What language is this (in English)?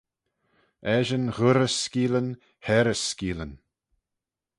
Manx